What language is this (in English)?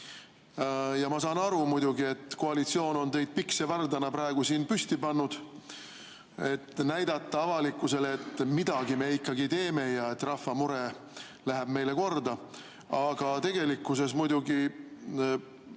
Estonian